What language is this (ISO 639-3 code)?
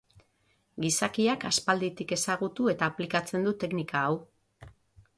eus